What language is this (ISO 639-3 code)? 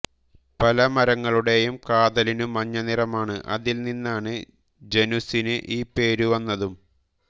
mal